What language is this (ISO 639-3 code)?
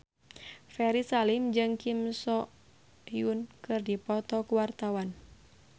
sun